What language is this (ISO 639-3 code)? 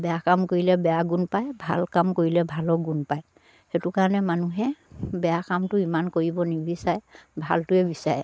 asm